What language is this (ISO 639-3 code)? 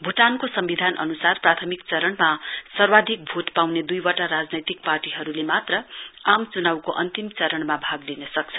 nep